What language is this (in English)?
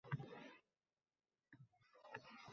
Uzbek